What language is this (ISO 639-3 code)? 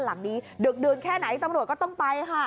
tha